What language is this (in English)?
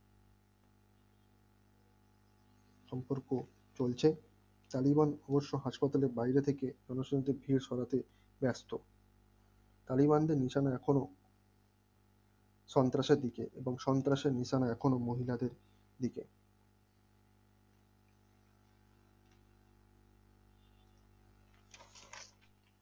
Bangla